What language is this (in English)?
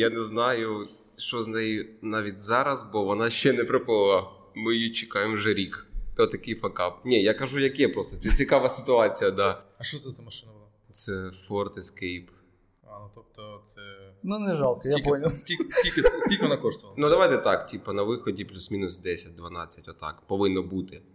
Ukrainian